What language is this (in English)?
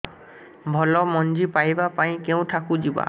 Odia